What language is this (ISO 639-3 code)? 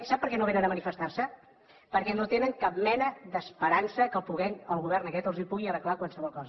cat